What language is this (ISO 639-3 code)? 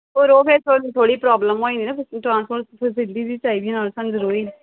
pan